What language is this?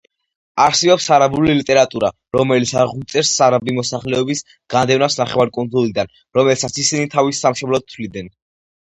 Georgian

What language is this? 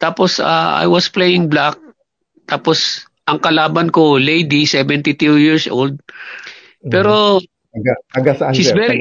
Filipino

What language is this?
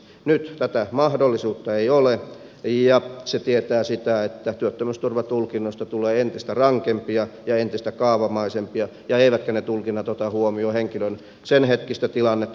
Finnish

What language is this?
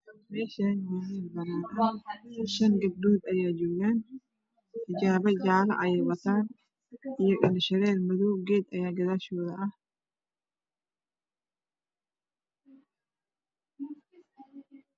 Somali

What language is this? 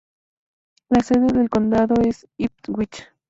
Spanish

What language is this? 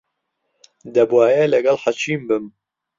Central Kurdish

